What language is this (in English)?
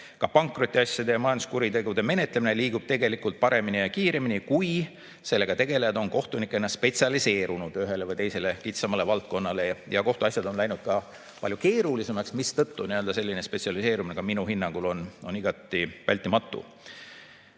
Estonian